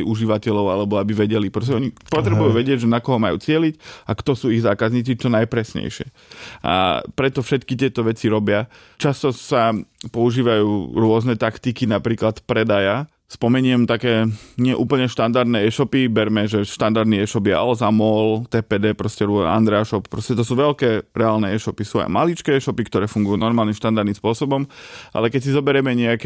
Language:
Slovak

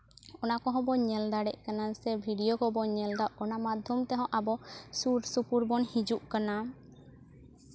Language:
Santali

